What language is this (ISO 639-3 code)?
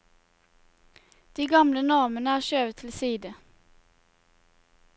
nor